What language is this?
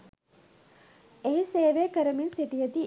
Sinhala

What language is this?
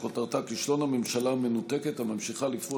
Hebrew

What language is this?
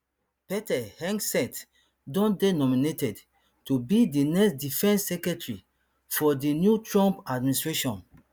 Nigerian Pidgin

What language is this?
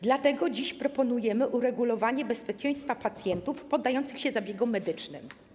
Polish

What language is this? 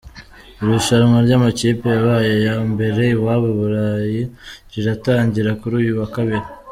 Kinyarwanda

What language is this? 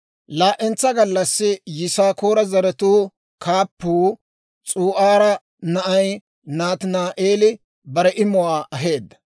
Dawro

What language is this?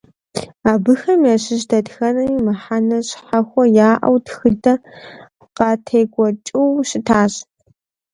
Kabardian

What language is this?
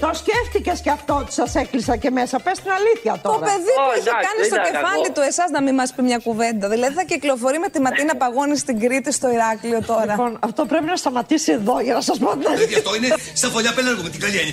Greek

